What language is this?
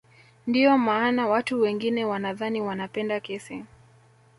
Swahili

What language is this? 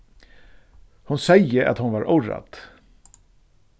Faroese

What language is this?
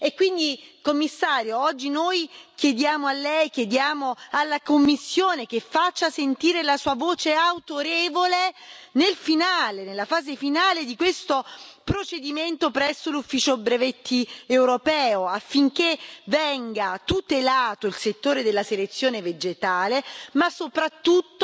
Italian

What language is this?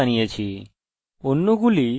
Bangla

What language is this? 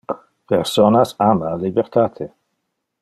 Interlingua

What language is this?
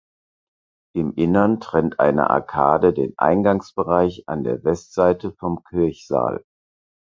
German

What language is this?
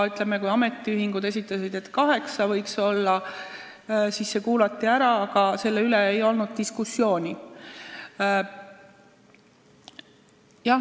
Estonian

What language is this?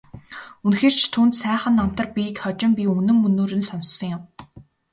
Mongolian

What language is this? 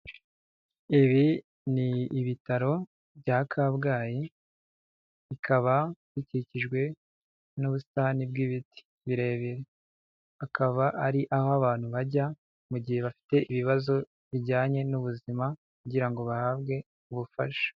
Kinyarwanda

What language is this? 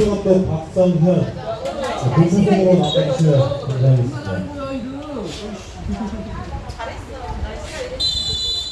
Korean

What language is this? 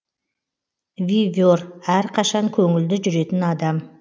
Kazakh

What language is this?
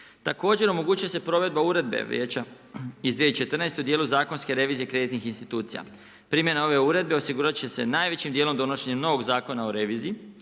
Croatian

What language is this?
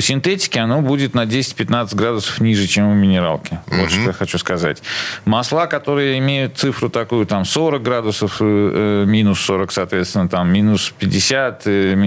Russian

